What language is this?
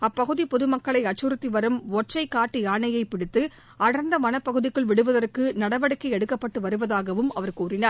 Tamil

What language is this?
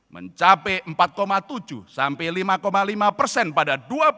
Indonesian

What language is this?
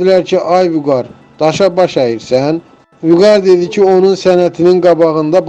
Turkish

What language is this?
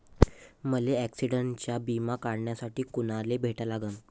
Marathi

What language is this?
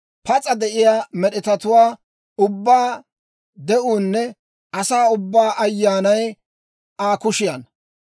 Dawro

